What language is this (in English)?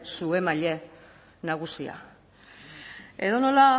Basque